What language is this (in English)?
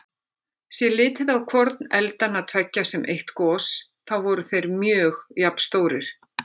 Icelandic